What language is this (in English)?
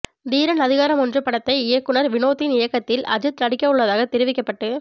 Tamil